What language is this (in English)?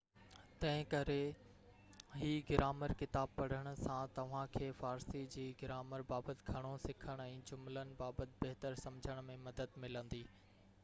Sindhi